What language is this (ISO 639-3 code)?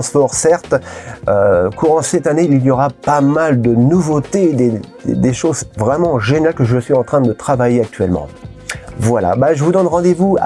fra